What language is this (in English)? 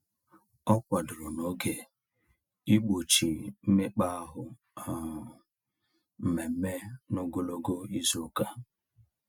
Igbo